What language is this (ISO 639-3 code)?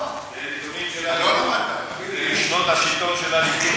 heb